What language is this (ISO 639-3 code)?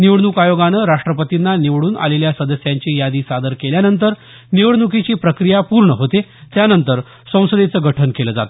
mar